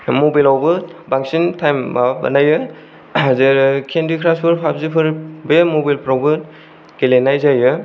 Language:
Bodo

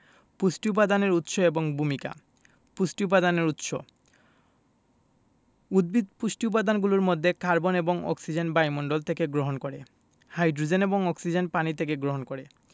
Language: Bangla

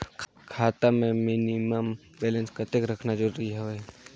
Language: Chhattisgarhi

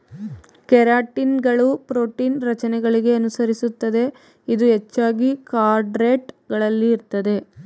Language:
Kannada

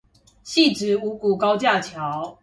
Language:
Chinese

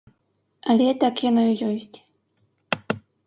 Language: Belarusian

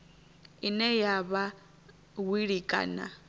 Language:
Venda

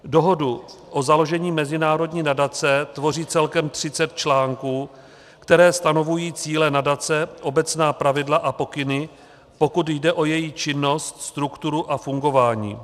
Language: Czech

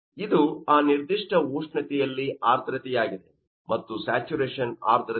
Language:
Kannada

